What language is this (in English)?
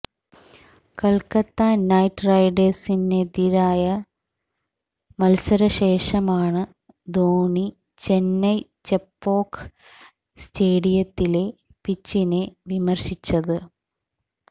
Malayalam